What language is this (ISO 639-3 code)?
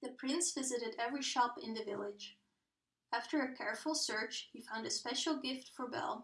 eng